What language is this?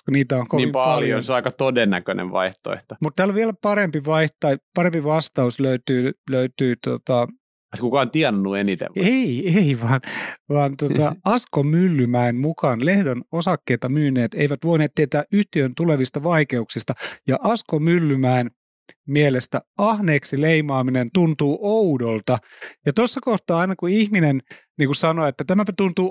Finnish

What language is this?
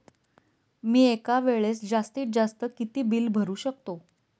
Marathi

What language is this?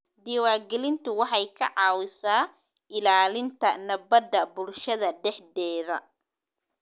Somali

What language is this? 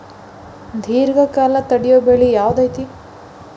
Kannada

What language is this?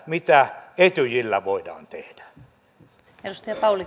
Finnish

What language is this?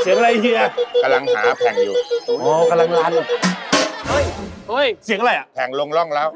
Thai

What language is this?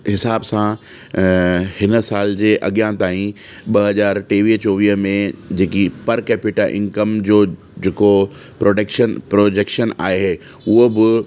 Sindhi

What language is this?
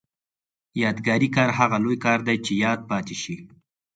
Pashto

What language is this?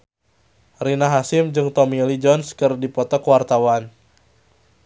Sundanese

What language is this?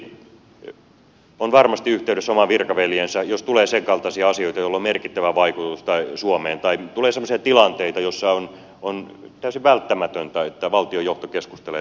Finnish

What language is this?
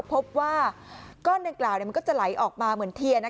Thai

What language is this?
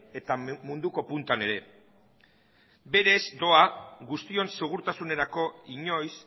Basque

